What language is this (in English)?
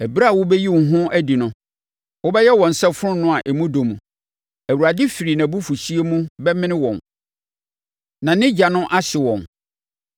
Akan